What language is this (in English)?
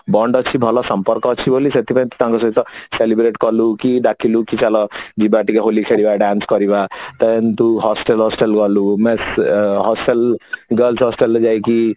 Odia